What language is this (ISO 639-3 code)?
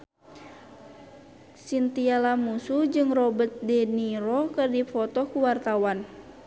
sun